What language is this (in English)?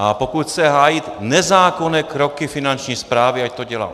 Czech